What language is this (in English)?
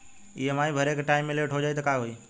Bhojpuri